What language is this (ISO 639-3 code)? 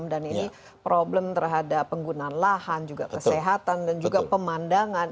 ind